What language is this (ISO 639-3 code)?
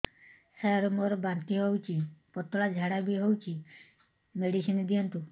ori